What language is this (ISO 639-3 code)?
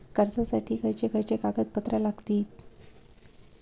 mar